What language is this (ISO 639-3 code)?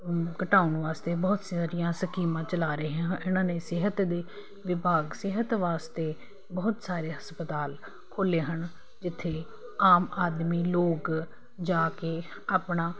pan